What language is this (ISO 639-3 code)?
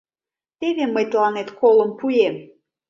chm